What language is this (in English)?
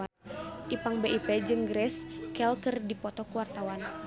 Sundanese